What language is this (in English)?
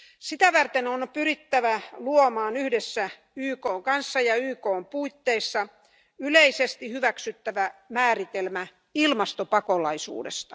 Finnish